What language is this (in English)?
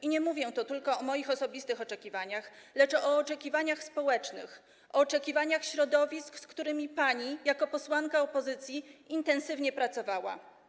Polish